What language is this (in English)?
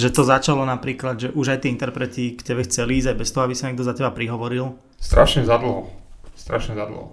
Slovak